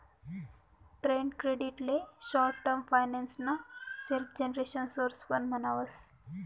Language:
Marathi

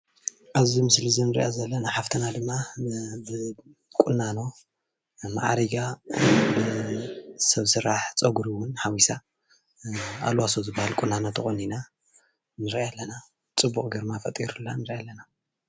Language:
Tigrinya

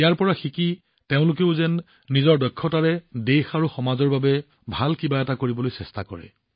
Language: Assamese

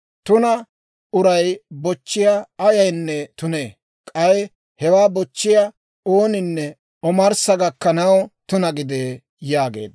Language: Dawro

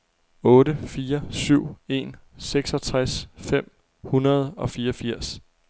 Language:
Danish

